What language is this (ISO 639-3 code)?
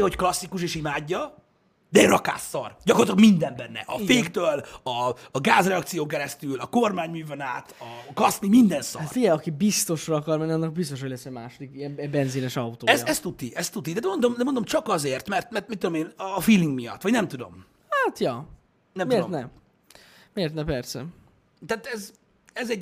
hun